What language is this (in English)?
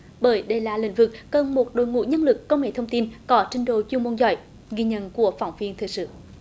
Vietnamese